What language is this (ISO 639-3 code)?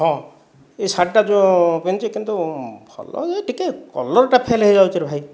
ori